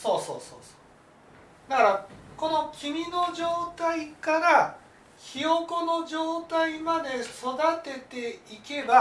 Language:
Japanese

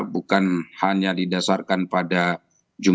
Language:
Indonesian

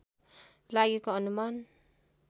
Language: Nepali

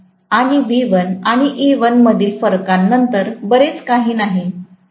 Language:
Marathi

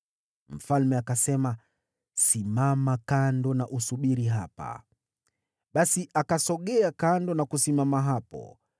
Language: Swahili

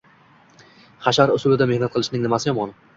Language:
Uzbek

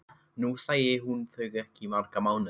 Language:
Icelandic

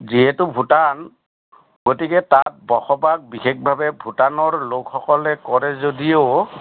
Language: Assamese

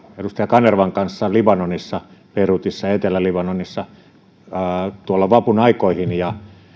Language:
Finnish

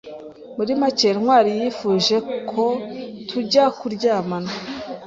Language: Kinyarwanda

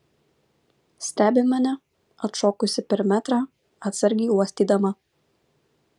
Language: Lithuanian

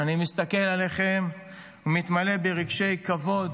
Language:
Hebrew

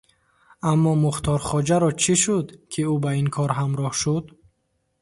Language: Tajik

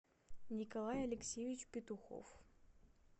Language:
Russian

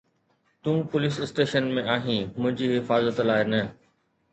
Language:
Sindhi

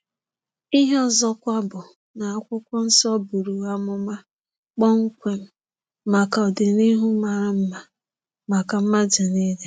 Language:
Igbo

